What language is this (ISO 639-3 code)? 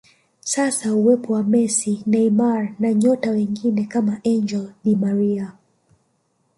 swa